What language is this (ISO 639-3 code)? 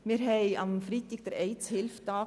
gsw